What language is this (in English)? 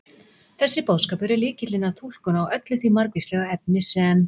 Icelandic